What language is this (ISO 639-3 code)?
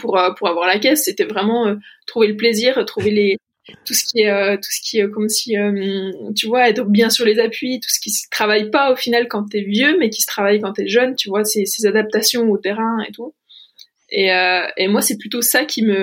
fra